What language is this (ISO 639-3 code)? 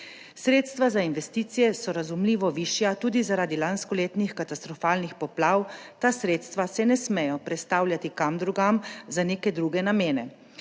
slv